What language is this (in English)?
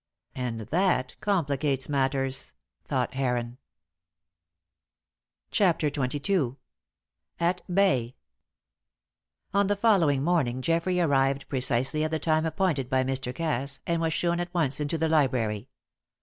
English